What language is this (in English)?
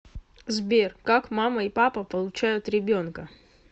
Russian